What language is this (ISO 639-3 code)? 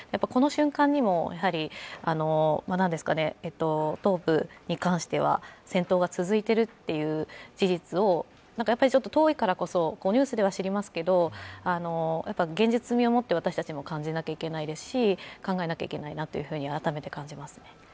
jpn